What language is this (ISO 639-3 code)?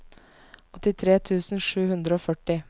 nor